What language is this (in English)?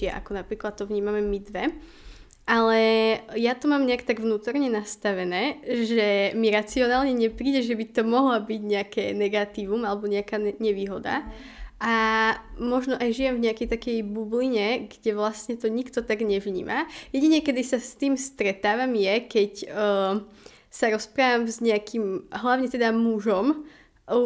Slovak